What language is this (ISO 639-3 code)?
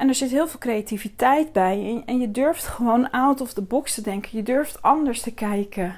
nld